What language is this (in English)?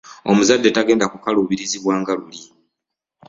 Ganda